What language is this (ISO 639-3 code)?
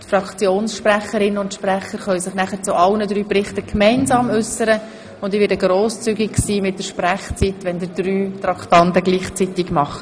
gsw